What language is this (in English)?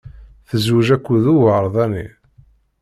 Kabyle